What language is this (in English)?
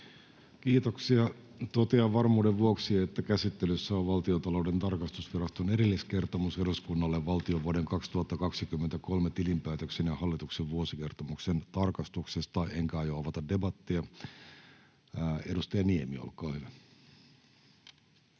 Finnish